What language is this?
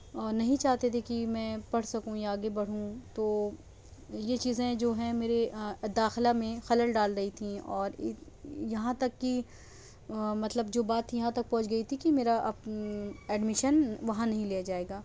Urdu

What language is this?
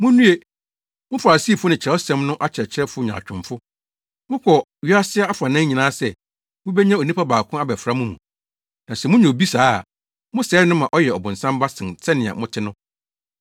Akan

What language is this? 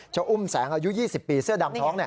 Thai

